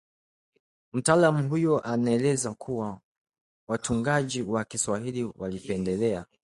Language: Swahili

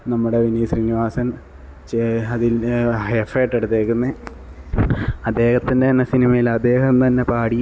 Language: Malayalam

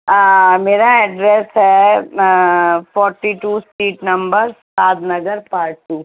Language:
Urdu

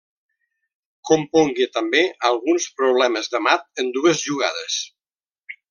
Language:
Catalan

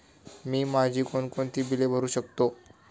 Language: Marathi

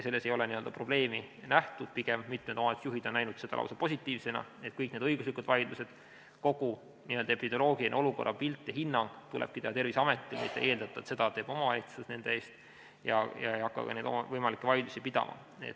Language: Estonian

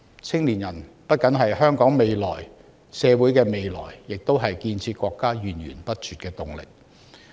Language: Cantonese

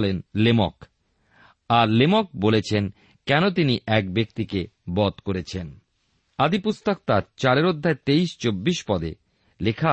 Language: Bangla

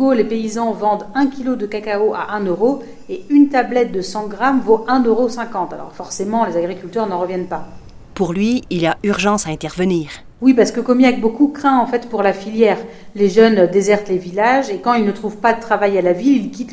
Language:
French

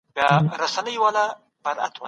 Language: Pashto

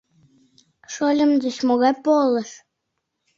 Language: Mari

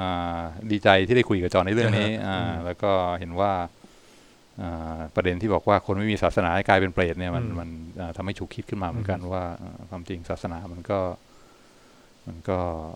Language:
Thai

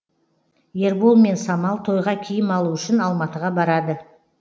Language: Kazakh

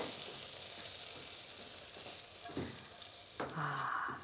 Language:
Japanese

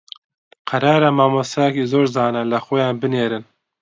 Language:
Central Kurdish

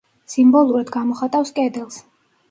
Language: Georgian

